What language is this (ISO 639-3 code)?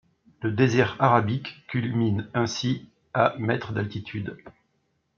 fra